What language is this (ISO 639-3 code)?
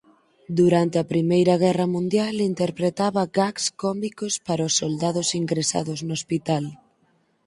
glg